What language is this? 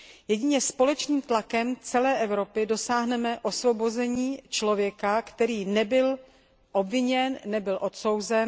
Czech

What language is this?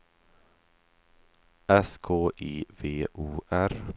Swedish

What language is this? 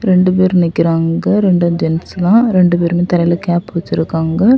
Tamil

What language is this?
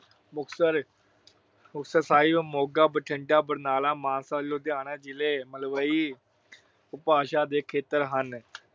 Punjabi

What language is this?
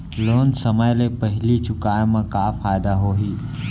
Chhattisgarhi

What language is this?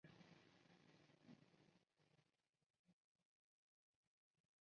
Chinese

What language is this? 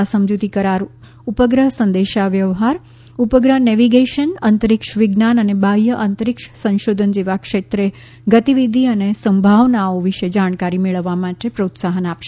Gujarati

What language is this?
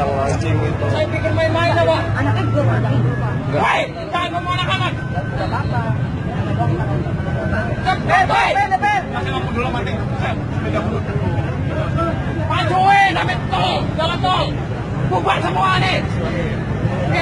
Indonesian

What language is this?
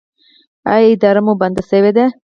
Pashto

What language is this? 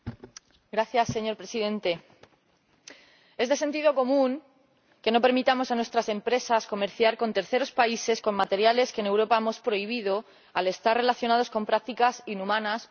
Spanish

